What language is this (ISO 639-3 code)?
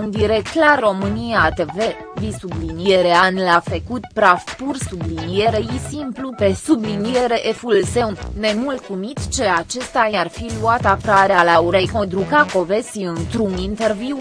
ron